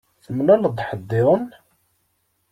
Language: Kabyle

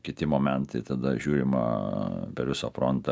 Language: Lithuanian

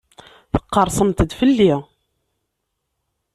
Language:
Kabyle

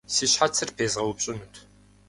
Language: Kabardian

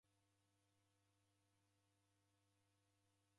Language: Taita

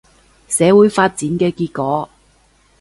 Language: Cantonese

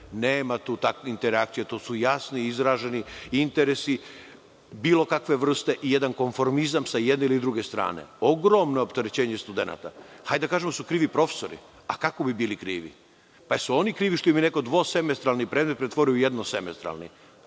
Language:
Serbian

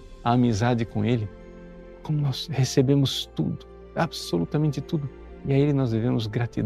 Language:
Portuguese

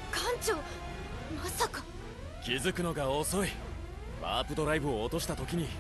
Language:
Japanese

